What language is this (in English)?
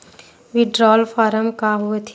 Chhattisgarhi